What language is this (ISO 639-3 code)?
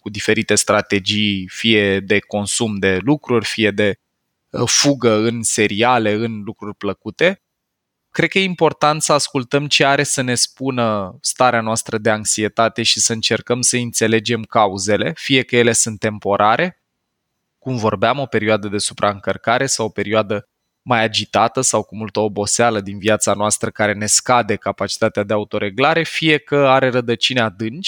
ron